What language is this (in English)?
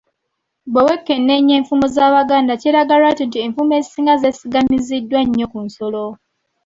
Ganda